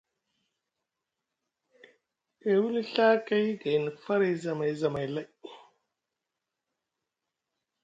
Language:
Musgu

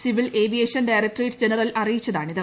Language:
Malayalam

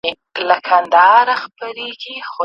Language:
Pashto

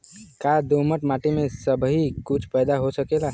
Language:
Bhojpuri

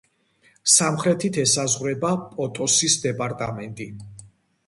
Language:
Georgian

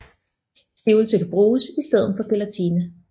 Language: Danish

